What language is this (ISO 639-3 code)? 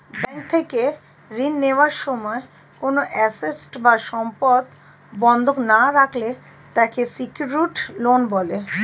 ben